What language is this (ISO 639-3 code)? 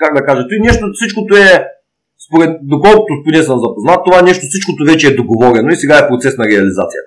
bul